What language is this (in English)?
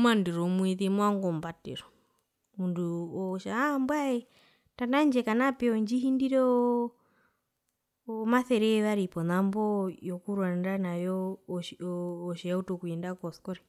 Herero